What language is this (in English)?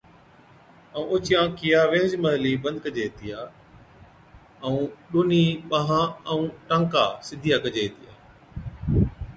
Od